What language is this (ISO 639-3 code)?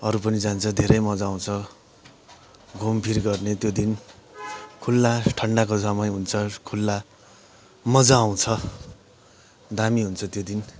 nep